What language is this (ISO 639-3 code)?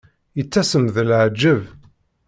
kab